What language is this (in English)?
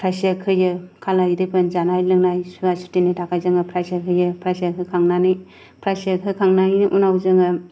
Bodo